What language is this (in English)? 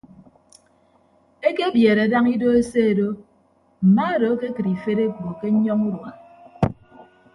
Ibibio